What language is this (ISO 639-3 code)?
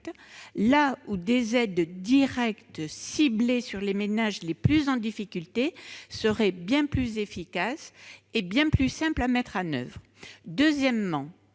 fra